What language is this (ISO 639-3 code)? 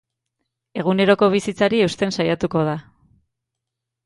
eus